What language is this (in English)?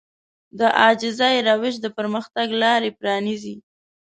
Pashto